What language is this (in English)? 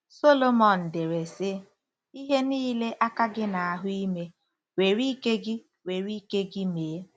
Igbo